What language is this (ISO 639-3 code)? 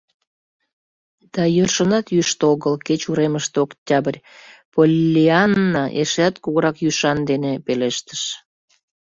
chm